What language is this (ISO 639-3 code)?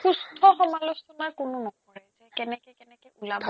asm